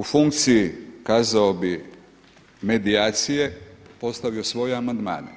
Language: Croatian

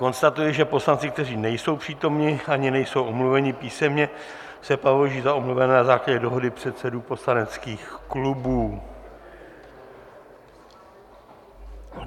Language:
Czech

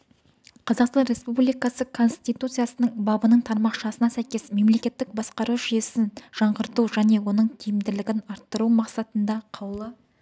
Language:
Kazakh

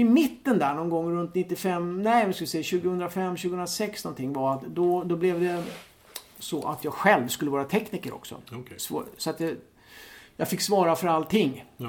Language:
Swedish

